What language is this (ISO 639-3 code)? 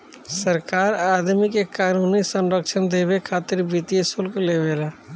bho